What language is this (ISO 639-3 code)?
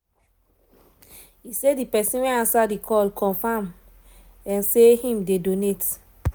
pcm